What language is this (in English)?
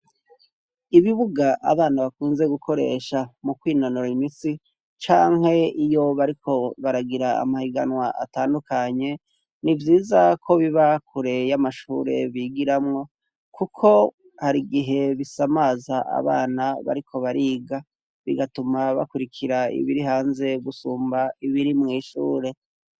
Rundi